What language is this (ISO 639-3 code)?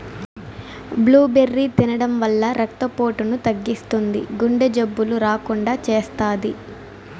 tel